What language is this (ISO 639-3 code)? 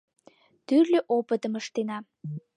chm